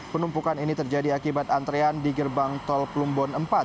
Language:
Indonesian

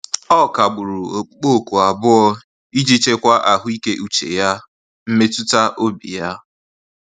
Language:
Igbo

